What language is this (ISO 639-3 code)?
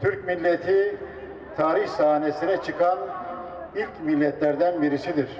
tur